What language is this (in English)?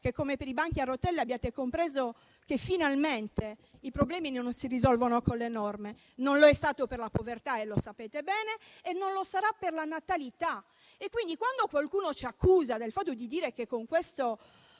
Italian